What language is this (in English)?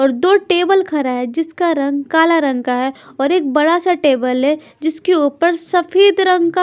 Hindi